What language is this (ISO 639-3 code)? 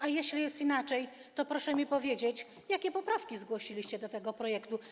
pol